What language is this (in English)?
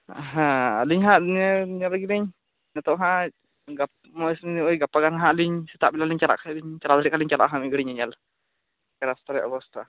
Santali